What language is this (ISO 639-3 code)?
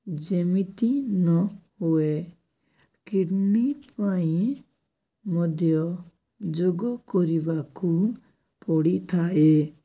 ori